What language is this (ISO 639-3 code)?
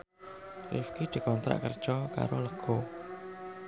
jav